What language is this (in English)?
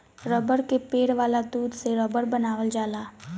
Bhojpuri